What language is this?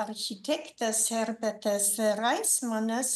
Lithuanian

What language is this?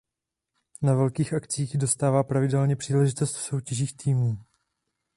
Czech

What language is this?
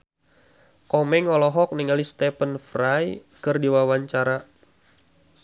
Sundanese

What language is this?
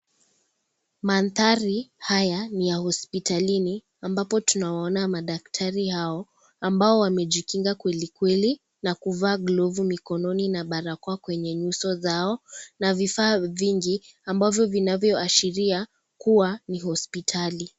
Swahili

